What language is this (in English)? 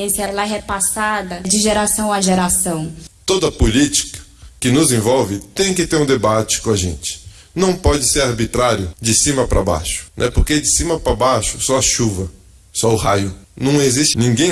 Portuguese